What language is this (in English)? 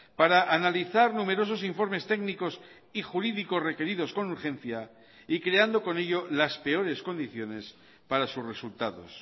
Spanish